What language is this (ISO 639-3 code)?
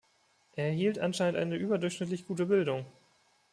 deu